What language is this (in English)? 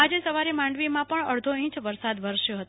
Gujarati